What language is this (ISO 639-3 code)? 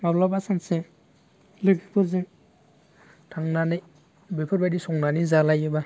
brx